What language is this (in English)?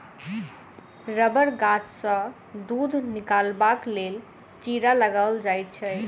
Maithili